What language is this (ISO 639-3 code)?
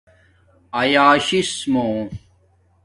dmk